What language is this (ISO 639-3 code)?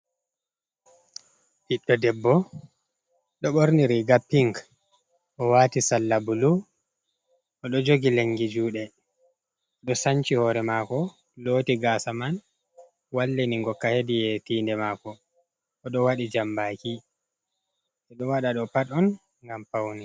ful